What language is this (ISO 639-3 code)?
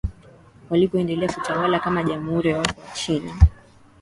swa